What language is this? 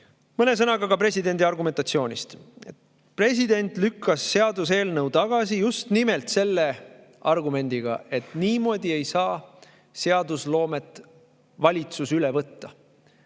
Estonian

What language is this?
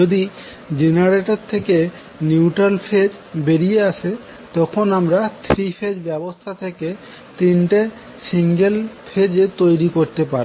Bangla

